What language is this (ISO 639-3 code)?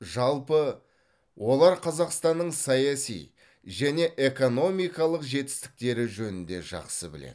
kaz